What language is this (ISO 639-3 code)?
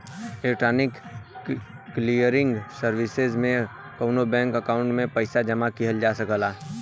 bho